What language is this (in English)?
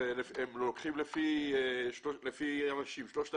Hebrew